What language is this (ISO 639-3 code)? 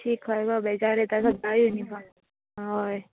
kok